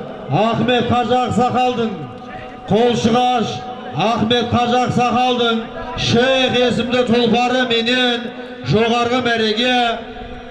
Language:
Turkish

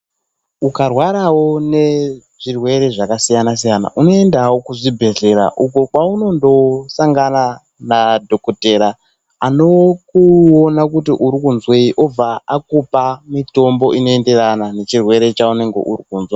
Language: Ndau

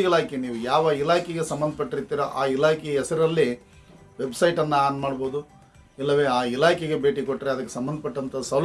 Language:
Kannada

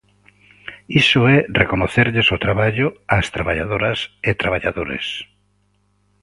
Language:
Galician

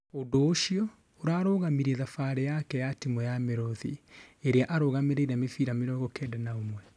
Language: Kikuyu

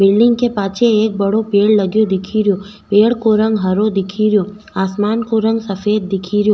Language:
Rajasthani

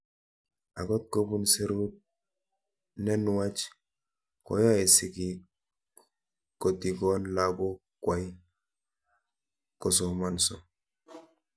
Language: Kalenjin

